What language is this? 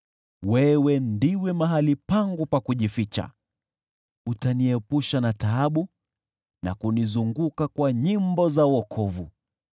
Swahili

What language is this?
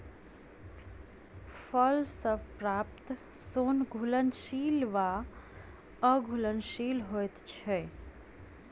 Maithili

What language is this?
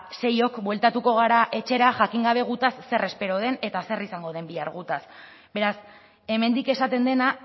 Basque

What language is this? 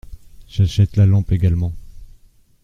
French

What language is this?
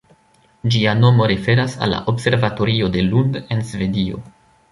Esperanto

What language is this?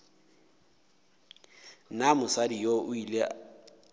Northern Sotho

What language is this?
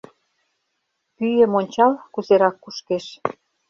Mari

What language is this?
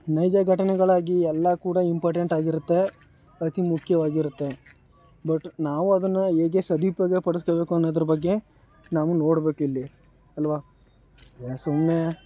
Kannada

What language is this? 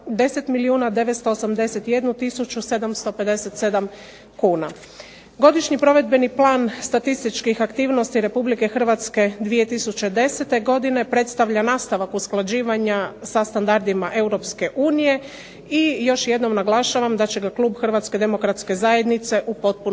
Croatian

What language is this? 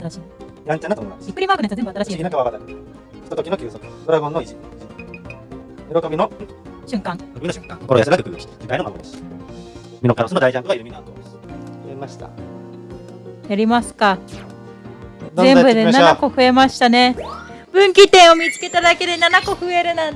Japanese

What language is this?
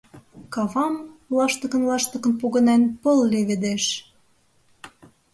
Mari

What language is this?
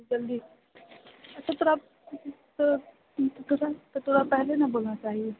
Maithili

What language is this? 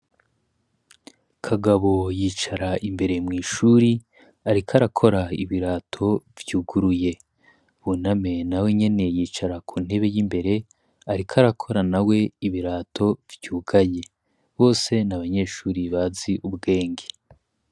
Rundi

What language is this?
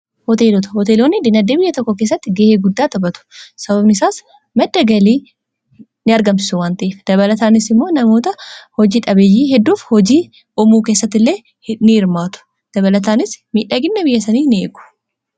Oromo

